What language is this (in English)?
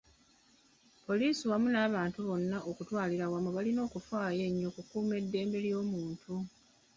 Ganda